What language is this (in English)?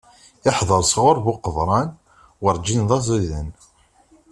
Kabyle